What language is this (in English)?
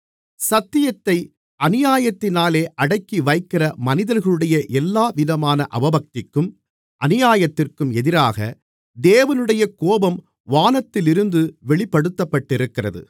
Tamil